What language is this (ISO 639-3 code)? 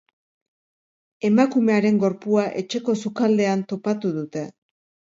eus